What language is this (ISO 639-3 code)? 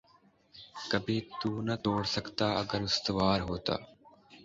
urd